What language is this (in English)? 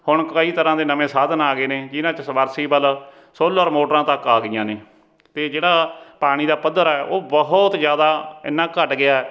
Punjabi